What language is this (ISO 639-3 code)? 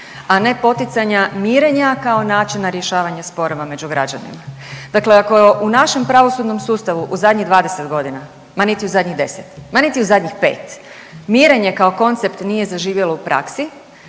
hrv